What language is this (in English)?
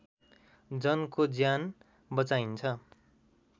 Nepali